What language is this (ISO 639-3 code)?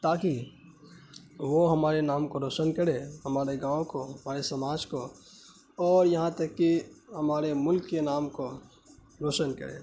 urd